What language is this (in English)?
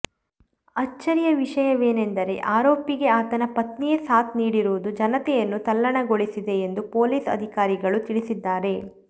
Kannada